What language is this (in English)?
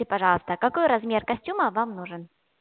Russian